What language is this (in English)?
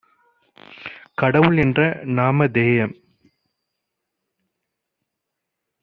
Tamil